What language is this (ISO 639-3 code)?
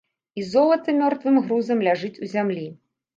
bel